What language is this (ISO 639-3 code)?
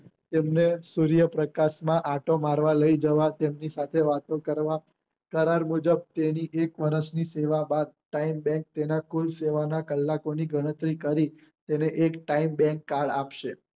guj